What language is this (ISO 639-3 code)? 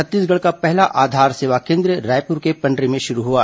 hin